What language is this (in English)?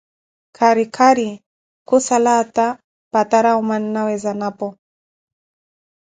Koti